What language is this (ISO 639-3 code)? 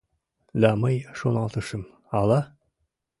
chm